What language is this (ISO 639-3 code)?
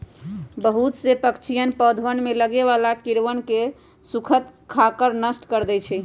mag